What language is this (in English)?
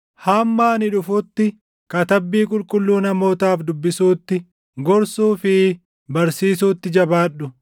Oromo